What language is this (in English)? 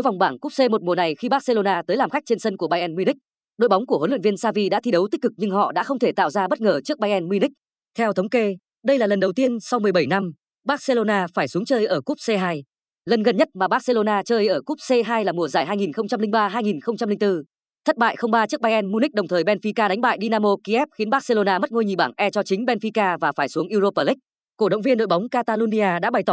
Vietnamese